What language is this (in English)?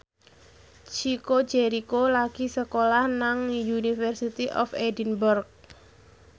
Javanese